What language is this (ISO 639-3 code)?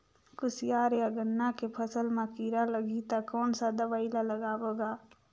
hne